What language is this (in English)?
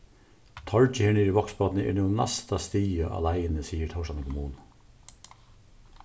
Faroese